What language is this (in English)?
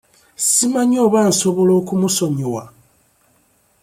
Ganda